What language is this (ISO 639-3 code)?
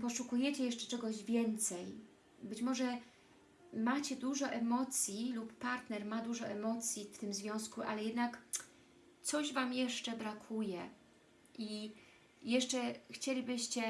pol